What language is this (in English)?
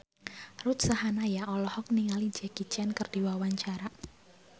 Sundanese